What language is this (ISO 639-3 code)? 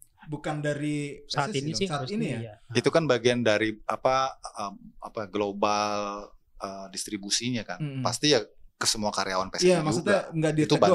ind